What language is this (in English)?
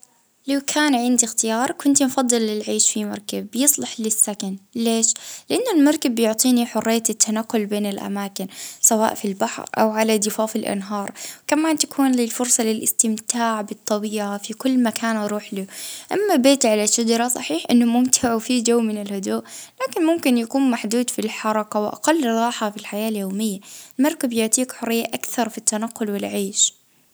Libyan Arabic